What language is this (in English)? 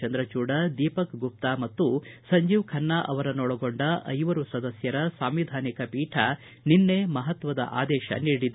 Kannada